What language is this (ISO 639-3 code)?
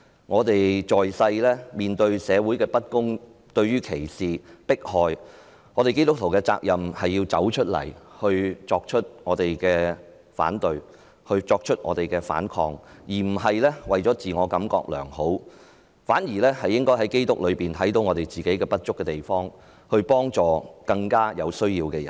yue